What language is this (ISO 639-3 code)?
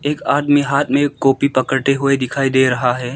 hin